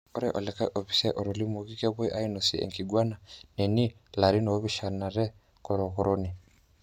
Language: Masai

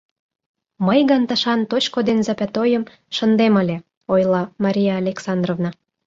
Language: Mari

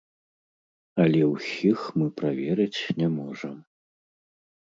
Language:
Belarusian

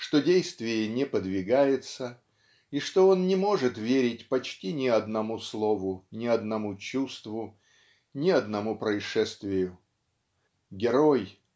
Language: Russian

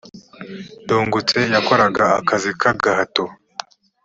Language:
Kinyarwanda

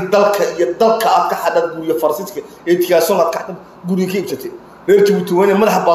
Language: Arabic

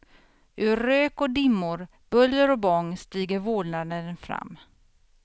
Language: Swedish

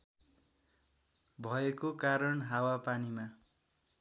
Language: Nepali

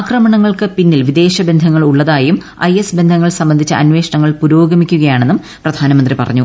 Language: Malayalam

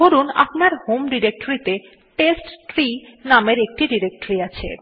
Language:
Bangla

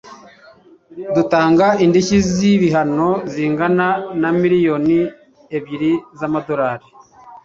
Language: Kinyarwanda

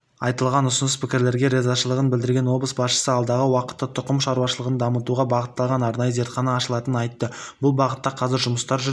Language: Kazakh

